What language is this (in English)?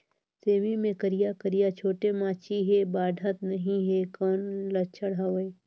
Chhattisgarhi